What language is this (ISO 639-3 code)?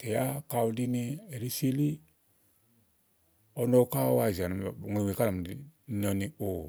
ahl